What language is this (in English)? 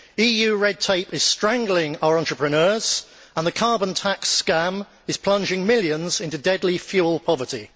English